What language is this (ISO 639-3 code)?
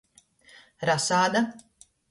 ltg